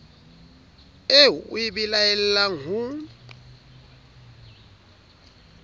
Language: Southern Sotho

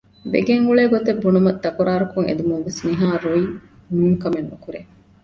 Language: Divehi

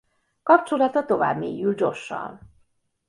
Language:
Hungarian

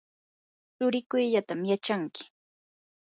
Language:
Yanahuanca Pasco Quechua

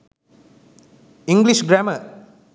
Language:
Sinhala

